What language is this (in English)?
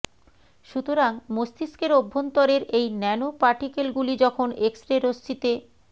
Bangla